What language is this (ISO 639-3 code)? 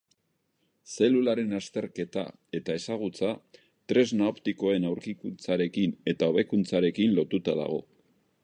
eus